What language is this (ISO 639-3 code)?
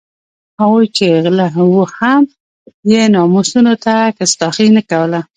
pus